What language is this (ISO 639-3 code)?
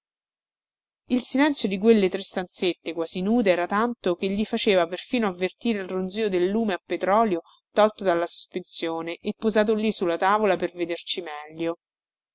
ita